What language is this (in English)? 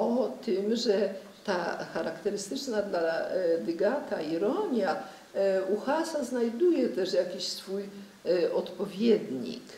Polish